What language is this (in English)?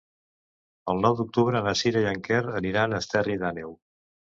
Catalan